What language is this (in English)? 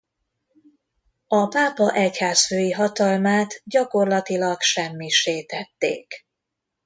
Hungarian